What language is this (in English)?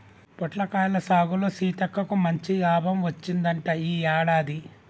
Telugu